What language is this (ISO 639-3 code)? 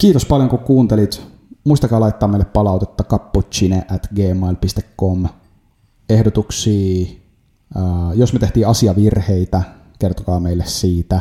fin